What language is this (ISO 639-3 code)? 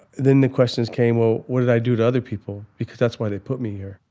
eng